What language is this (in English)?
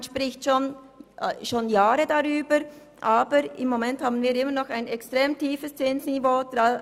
Swiss German